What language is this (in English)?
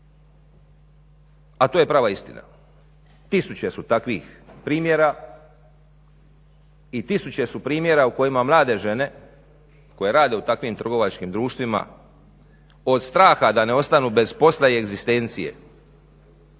Croatian